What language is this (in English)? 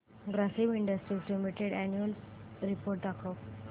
Marathi